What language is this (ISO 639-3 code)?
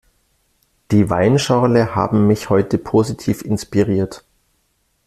deu